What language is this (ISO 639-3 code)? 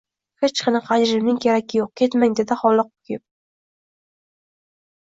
uzb